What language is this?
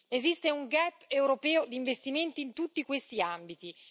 Italian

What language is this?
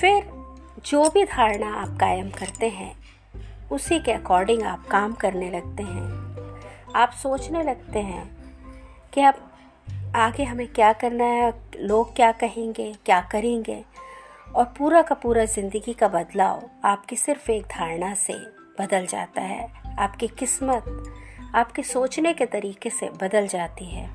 Hindi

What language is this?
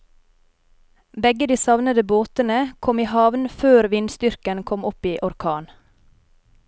Norwegian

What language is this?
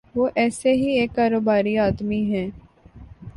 Urdu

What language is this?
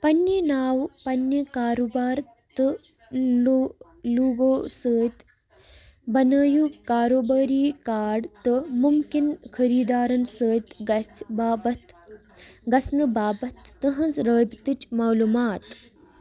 Kashmiri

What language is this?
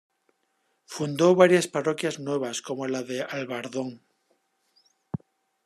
Spanish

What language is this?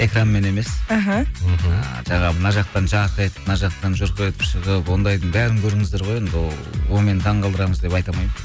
Kazakh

